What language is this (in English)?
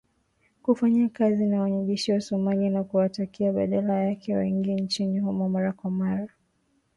Swahili